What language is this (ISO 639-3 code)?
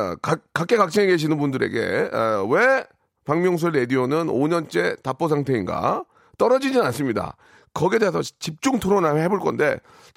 kor